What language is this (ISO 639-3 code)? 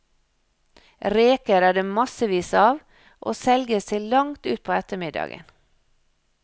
nor